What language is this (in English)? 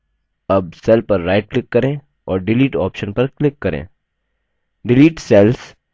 Hindi